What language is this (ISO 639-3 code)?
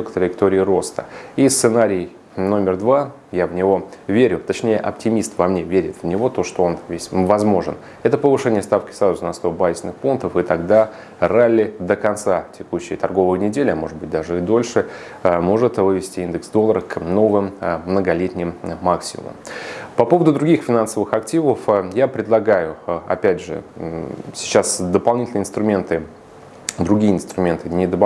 rus